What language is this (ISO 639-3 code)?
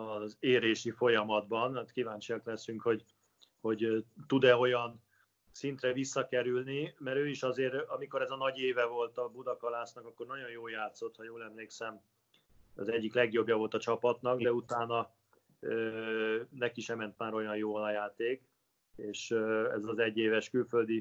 hun